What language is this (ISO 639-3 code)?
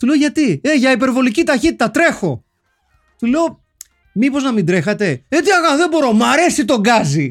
ell